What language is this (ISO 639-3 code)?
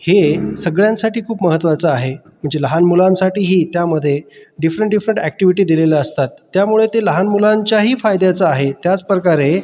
mar